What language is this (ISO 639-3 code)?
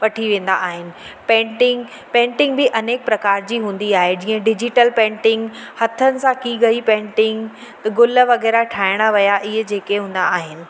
snd